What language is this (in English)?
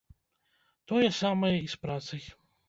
Belarusian